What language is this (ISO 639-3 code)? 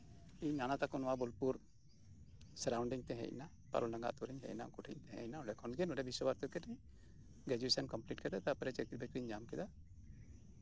sat